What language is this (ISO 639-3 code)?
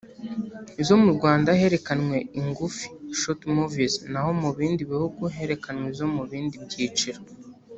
kin